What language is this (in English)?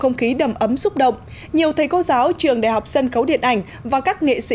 Vietnamese